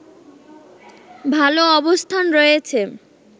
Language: Bangla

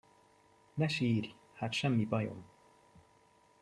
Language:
Hungarian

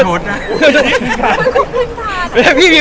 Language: Thai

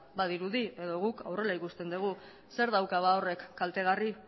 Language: Basque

